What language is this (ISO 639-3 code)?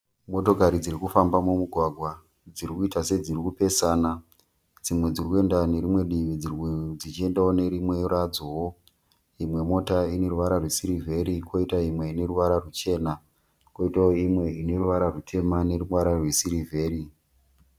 sna